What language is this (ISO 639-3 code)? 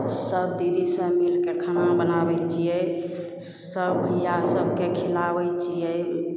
mai